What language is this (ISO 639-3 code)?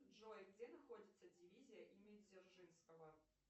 rus